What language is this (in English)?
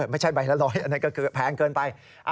Thai